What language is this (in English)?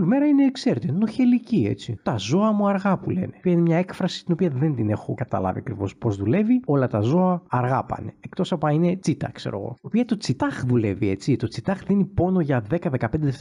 Greek